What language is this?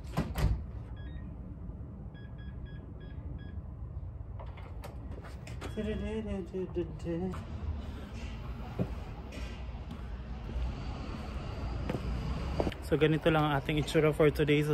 Filipino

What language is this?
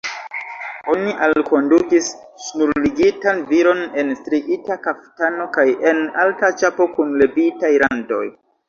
Esperanto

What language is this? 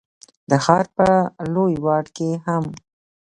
Pashto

